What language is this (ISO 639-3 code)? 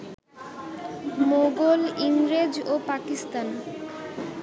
ben